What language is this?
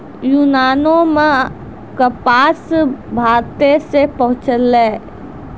Maithili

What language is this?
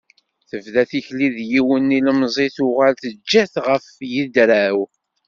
Kabyle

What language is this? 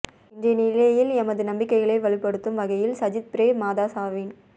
Tamil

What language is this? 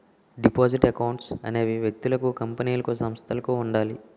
Telugu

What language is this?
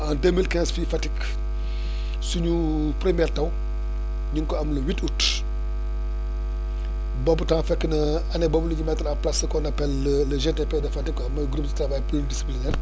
Wolof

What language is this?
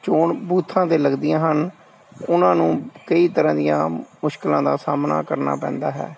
Punjabi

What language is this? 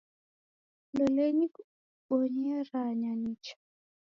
Taita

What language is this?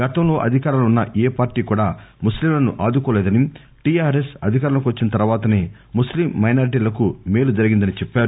Telugu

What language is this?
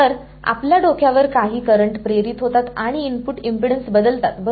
Marathi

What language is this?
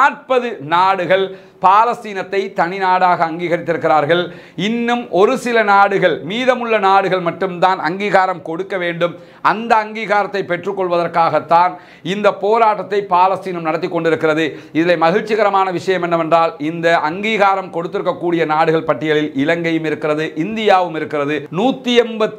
Romanian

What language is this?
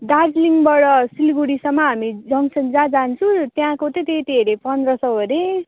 Nepali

